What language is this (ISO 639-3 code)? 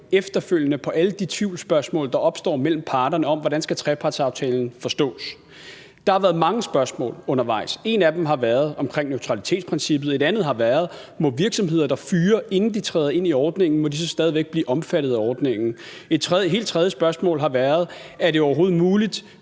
dan